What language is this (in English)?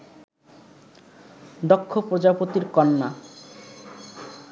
Bangla